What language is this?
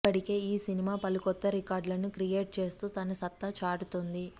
Telugu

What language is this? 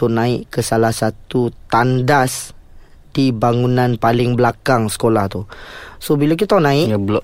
Malay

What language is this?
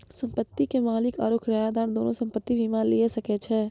Maithili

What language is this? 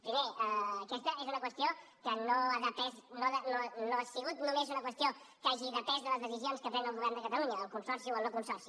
Catalan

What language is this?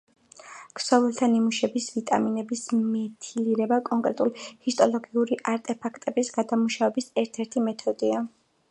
Georgian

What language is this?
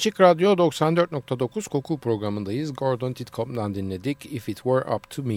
Turkish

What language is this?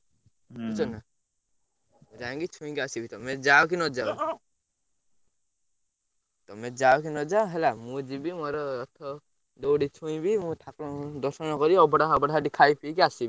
Odia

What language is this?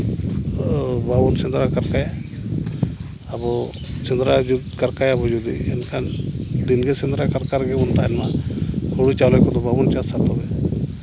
Santali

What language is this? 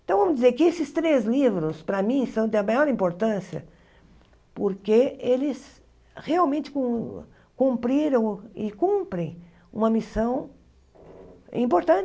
Portuguese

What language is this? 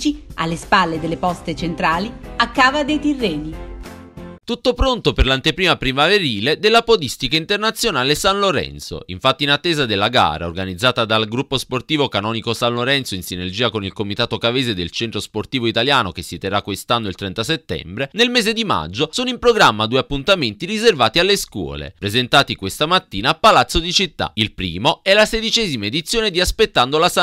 Italian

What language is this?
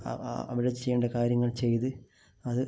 Malayalam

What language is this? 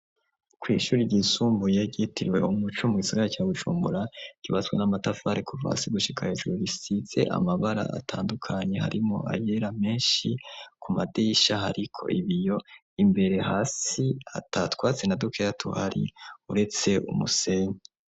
Rundi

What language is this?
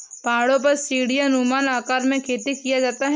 Hindi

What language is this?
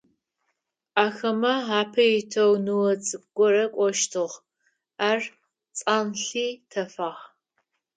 Adyghe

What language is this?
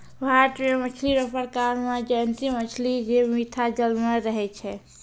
Maithili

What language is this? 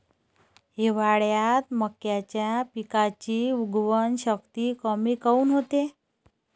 Marathi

